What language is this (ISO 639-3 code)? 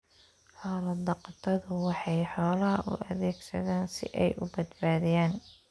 som